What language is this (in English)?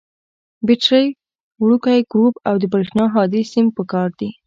Pashto